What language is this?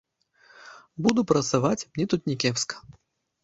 Belarusian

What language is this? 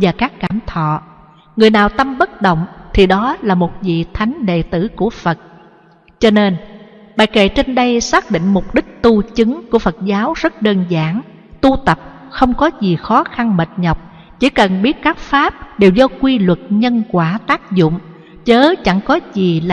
Vietnamese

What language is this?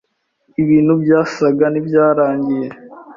Kinyarwanda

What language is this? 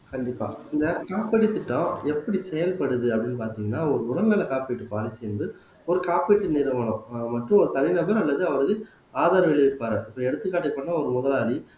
Tamil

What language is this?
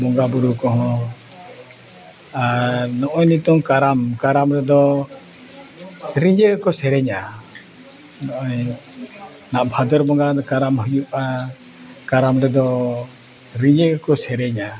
Santali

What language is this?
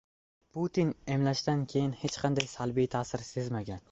Uzbek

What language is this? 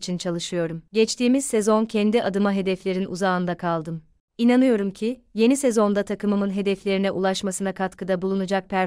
Turkish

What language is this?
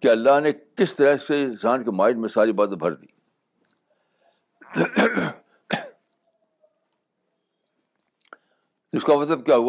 Urdu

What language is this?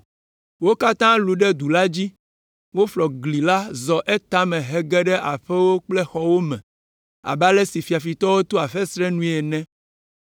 Ewe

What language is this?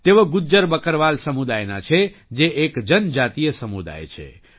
Gujarati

